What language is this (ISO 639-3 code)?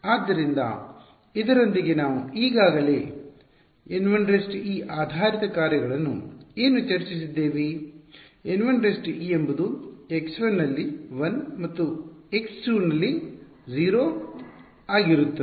kan